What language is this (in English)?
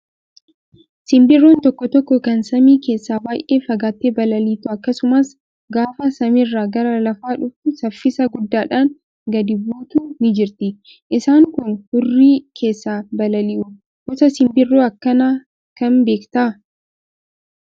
Oromo